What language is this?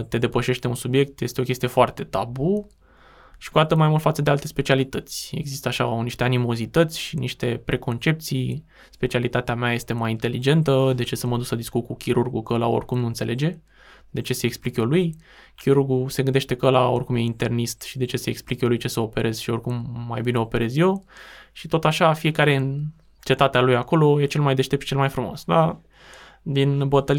Romanian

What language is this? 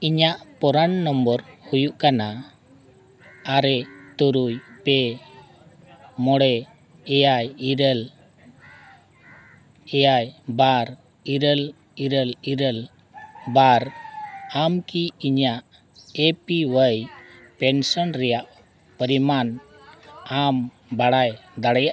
Santali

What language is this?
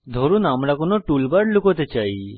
Bangla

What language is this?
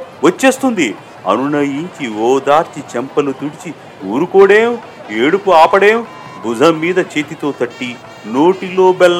Telugu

